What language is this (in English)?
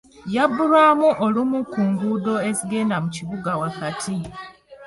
Ganda